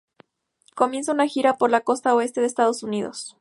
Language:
Spanish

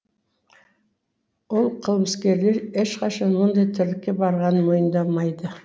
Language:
Kazakh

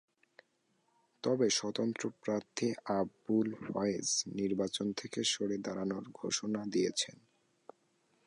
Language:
Bangla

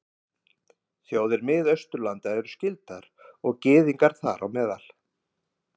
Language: Icelandic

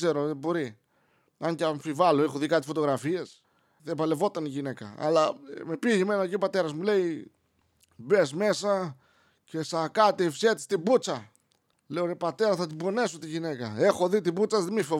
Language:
Greek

